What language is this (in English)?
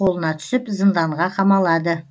Kazakh